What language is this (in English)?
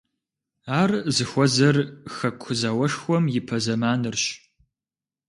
Kabardian